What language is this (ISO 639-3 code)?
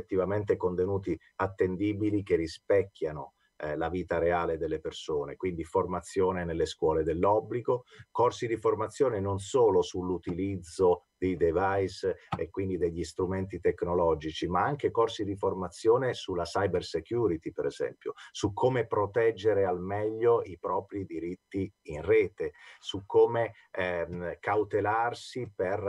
ita